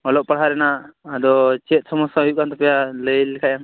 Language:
Santali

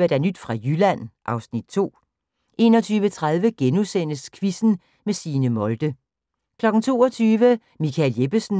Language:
Danish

